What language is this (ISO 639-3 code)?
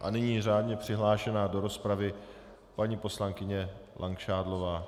ces